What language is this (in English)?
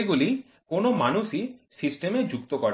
Bangla